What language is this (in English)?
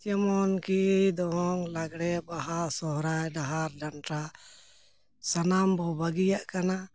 Santali